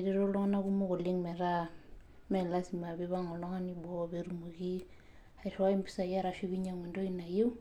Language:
Masai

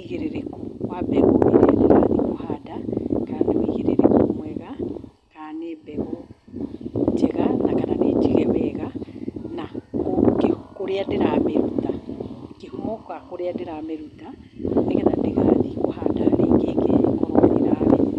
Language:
Kikuyu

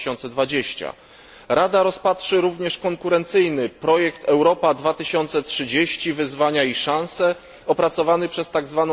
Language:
Polish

